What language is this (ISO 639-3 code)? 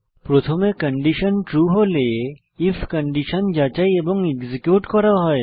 ben